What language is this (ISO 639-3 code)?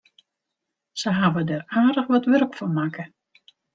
fry